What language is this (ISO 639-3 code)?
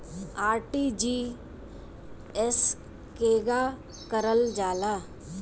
bho